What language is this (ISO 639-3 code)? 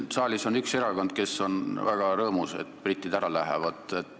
est